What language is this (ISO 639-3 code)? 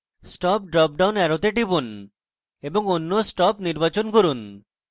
ben